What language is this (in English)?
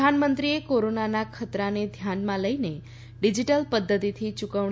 Gujarati